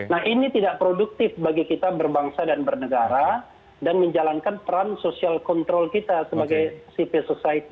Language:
Indonesian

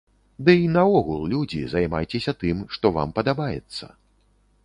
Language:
Belarusian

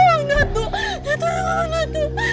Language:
Indonesian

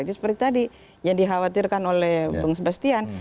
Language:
Indonesian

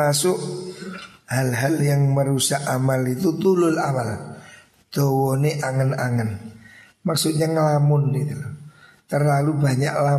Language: Indonesian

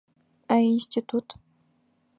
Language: Bashkir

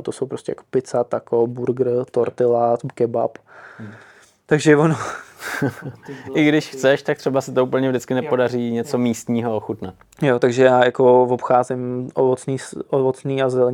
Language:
Czech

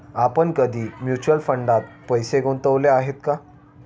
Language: Marathi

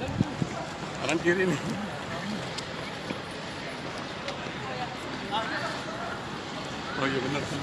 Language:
Indonesian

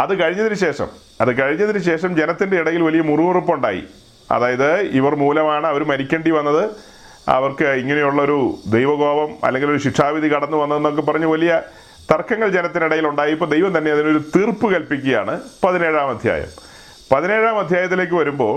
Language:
Malayalam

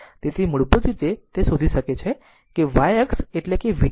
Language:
Gujarati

